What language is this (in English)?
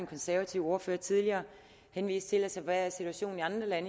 Danish